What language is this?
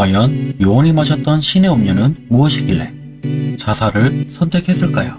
Korean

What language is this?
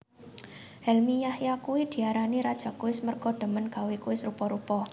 Javanese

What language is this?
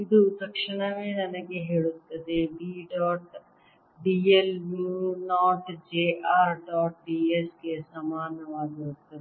Kannada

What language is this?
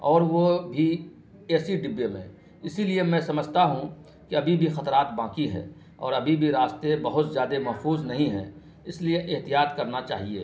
Urdu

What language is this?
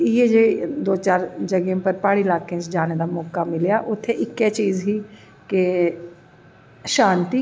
Dogri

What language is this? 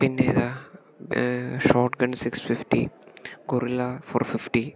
Malayalam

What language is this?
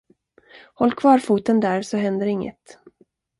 Swedish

